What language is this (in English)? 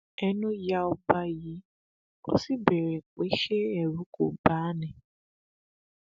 Yoruba